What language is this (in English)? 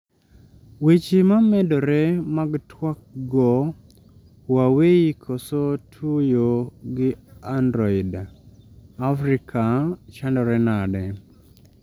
Luo (Kenya and Tanzania)